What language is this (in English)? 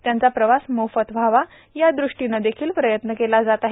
Marathi